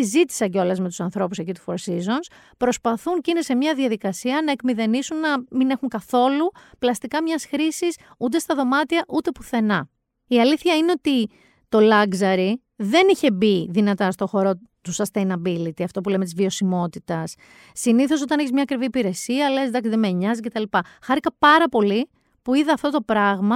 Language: Greek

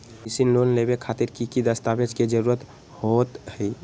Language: Magahi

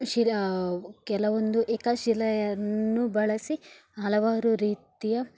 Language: Kannada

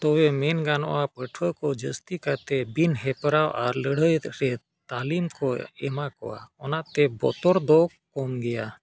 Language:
Santali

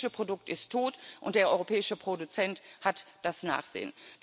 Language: German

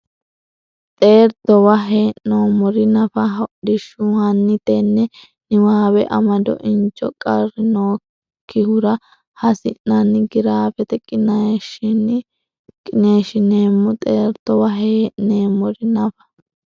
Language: Sidamo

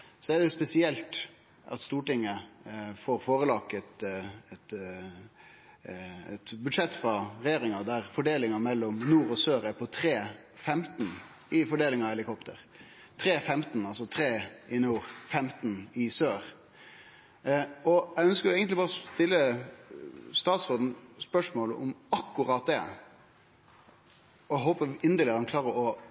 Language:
Norwegian Nynorsk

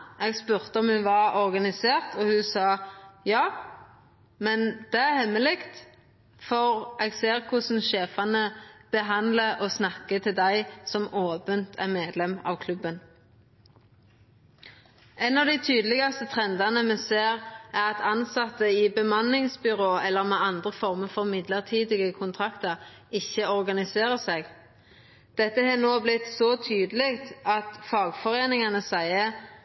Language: Norwegian Nynorsk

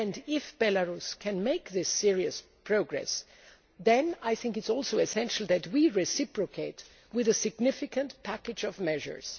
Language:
English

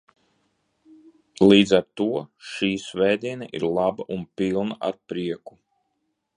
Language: Latvian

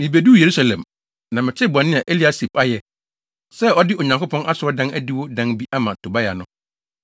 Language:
Akan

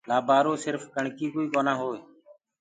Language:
Gurgula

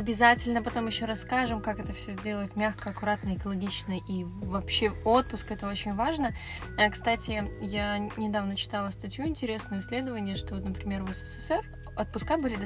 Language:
Russian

